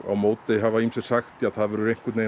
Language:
Icelandic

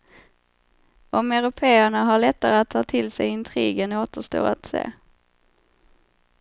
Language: Swedish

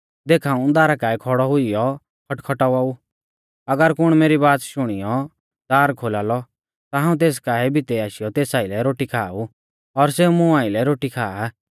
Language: Mahasu Pahari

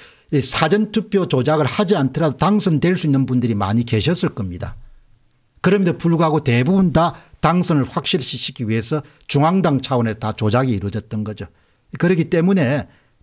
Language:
Korean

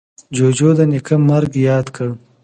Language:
Pashto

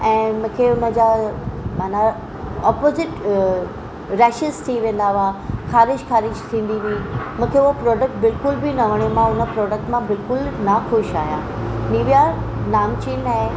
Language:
Sindhi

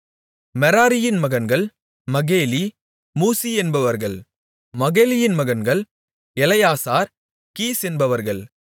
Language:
Tamil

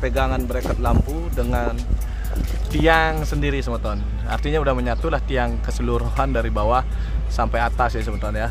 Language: Indonesian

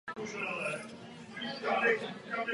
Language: Czech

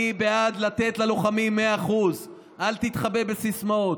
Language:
Hebrew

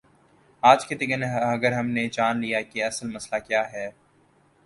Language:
Urdu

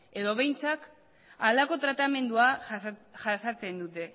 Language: Basque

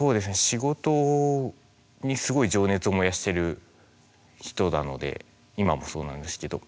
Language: Japanese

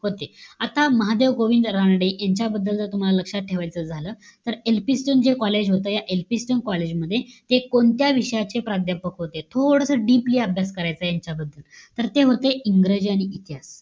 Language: Marathi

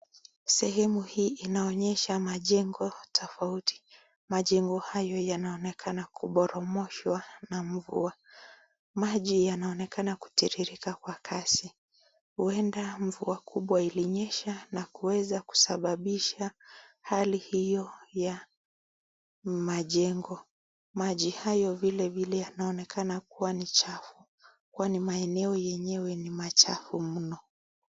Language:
Swahili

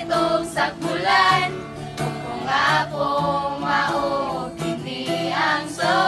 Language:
Indonesian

